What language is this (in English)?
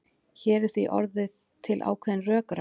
Icelandic